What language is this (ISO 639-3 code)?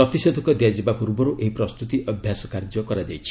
ori